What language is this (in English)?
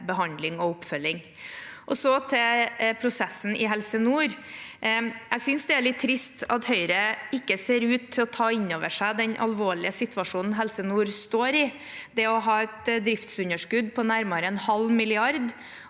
Norwegian